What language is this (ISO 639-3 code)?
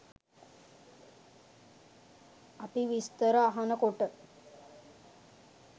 sin